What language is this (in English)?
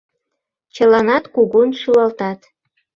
Mari